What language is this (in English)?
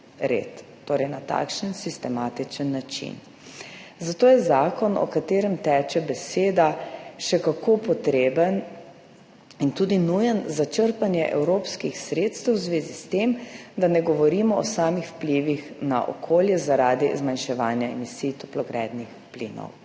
Slovenian